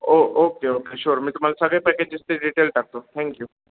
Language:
Marathi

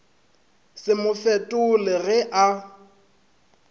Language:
Northern Sotho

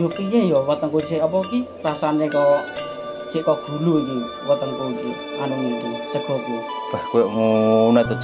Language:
Indonesian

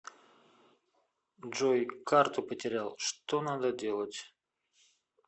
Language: Russian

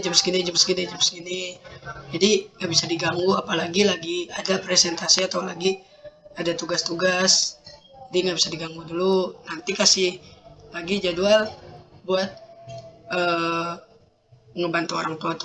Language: Indonesian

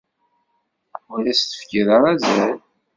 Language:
Kabyle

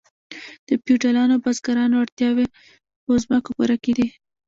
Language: Pashto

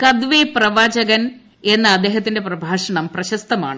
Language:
Malayalam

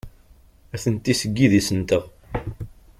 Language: Kabyle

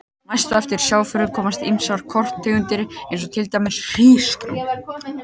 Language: Icelandic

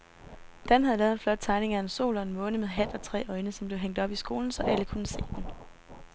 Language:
Danish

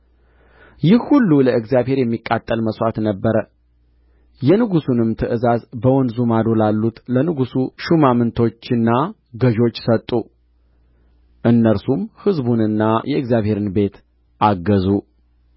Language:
Amharic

